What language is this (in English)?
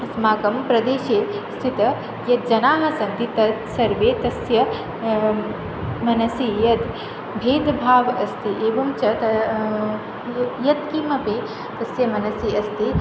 Sanskrit